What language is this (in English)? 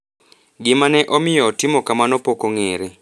Luo (Kenya and Tanzania)